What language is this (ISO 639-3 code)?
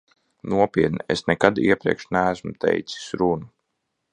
lav